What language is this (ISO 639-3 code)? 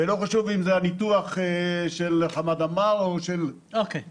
heb